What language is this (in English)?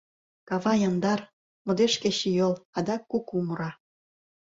Mari